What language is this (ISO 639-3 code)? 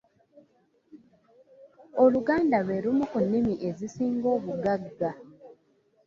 lug